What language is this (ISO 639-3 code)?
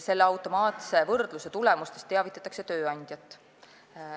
est